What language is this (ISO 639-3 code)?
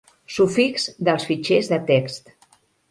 cat